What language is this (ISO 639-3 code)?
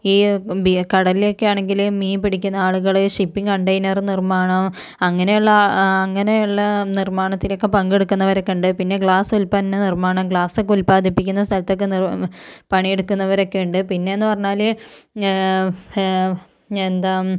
mal